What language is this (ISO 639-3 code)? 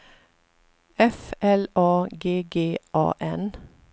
swe